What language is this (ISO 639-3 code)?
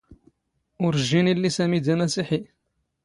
zgh